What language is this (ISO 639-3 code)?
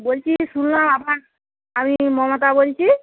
ben